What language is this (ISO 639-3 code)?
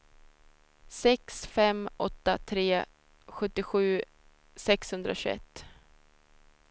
swe